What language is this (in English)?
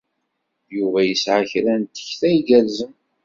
Kabyle